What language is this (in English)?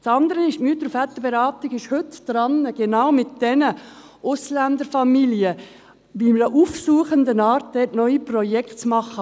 Swiss German